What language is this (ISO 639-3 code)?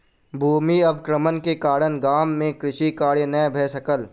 mai